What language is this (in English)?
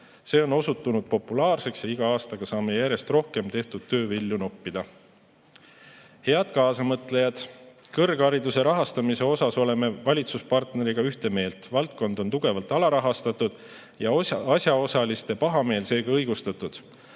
Estonian